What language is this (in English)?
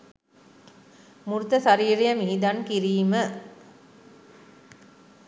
Sinhala